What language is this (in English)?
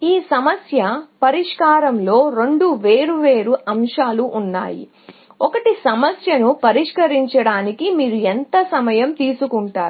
Telugu